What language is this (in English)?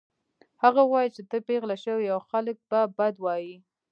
Pashto